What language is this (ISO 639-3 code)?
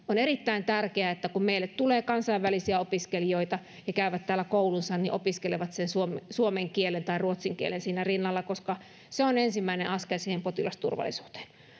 fin